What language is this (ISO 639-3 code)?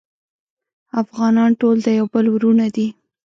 pus